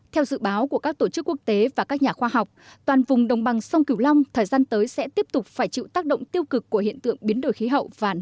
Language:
Vietnamese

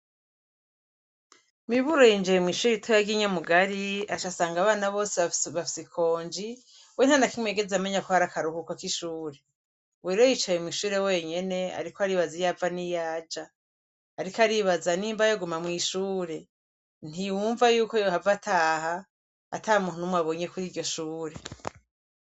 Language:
Rundi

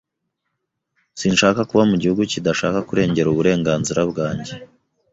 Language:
Kinyarwanda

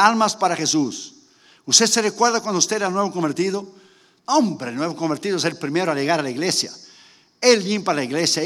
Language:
Spanish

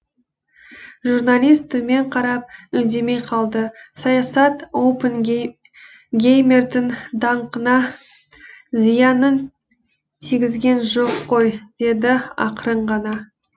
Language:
Kazakh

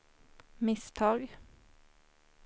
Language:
Swedish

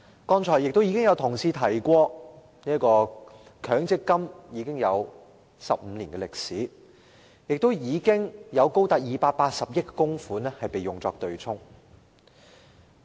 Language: Cantonese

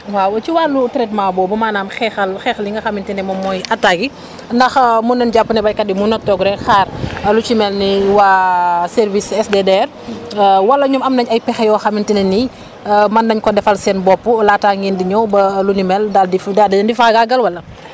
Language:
Wolof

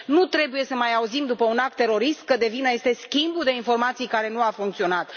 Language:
Romanian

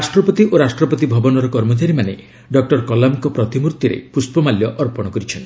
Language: Odia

